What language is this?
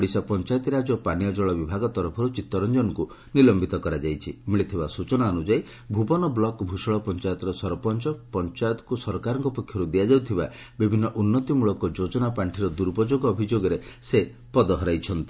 Odia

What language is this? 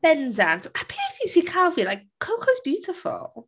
Welsh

